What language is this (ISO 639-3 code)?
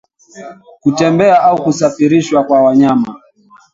swa